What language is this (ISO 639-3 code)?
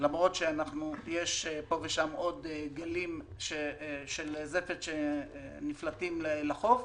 heb